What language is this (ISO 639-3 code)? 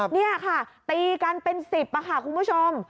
tha